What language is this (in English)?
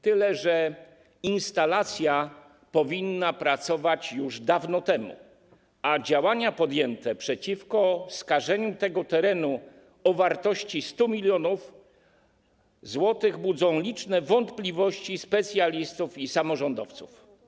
Polish